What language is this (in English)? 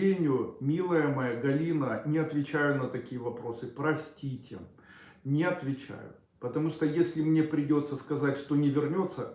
Russian